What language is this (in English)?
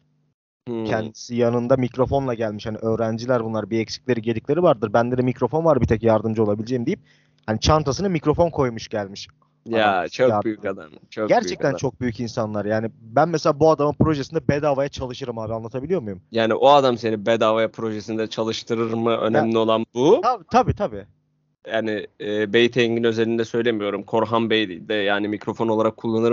Turkish